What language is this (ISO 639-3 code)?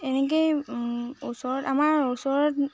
asm